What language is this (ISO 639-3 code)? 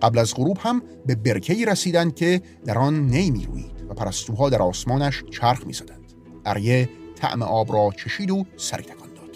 fas